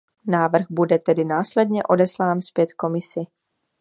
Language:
Czech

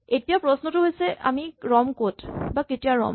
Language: Assamese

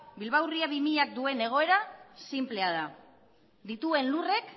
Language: Basque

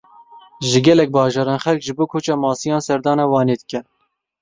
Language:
Kurdish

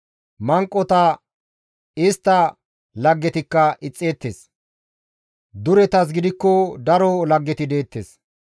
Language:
Gamo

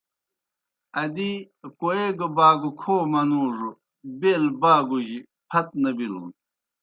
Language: Kohistani Shina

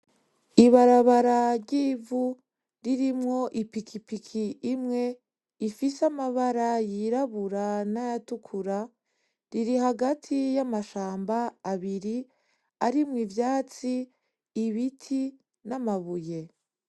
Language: Rundi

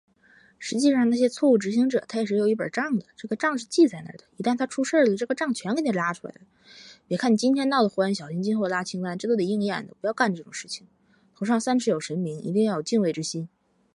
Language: Chinese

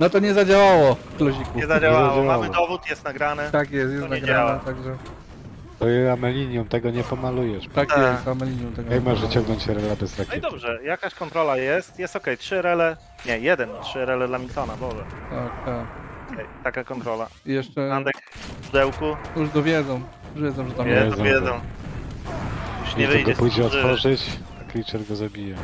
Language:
Polish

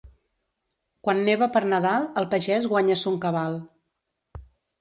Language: Catalan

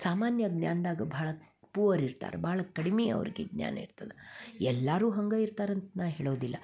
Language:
Kannada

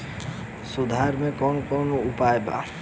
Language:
Bhojpuri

